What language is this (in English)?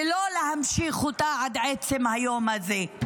Hebrew